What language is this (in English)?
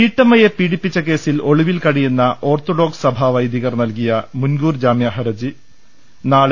Malayalam